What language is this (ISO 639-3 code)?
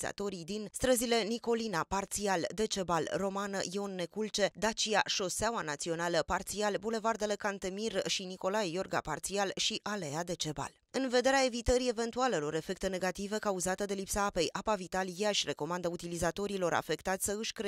ron